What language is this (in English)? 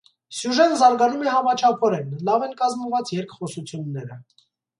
Armenian